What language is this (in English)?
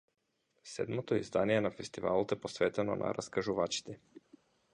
Macedonian